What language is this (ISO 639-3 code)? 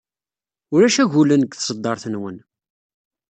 kab